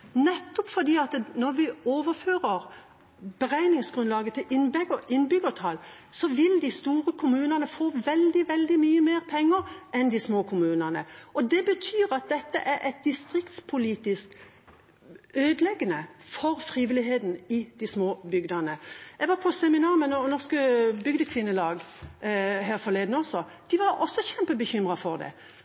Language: Norwegian Bokmål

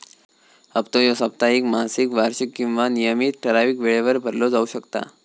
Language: Marathi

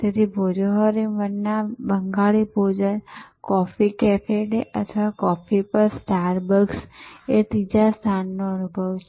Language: Gujarati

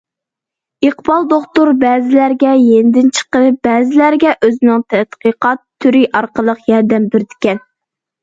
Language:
Uyghur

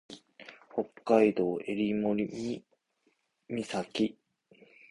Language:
Japanese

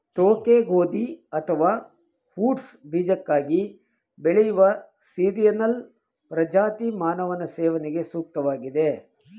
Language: Kannada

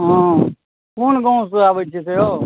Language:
Maithili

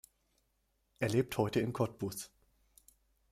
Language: German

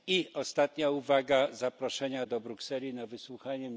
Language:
Polish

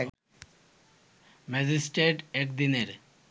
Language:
Bangla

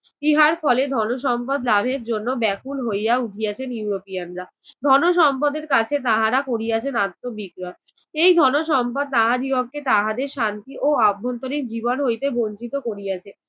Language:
Bangla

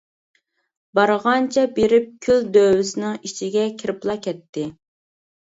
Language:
Uyghur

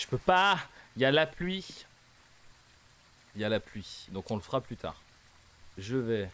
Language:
French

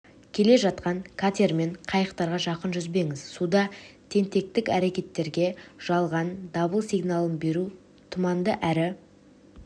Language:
Kazakh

